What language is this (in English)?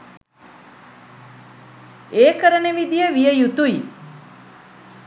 Sinhala